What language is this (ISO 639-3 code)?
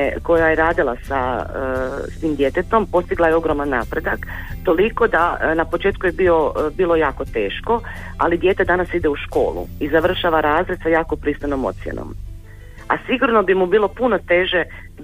hrv